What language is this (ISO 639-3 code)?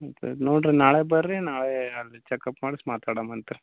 kan